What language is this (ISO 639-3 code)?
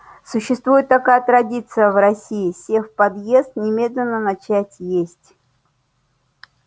rus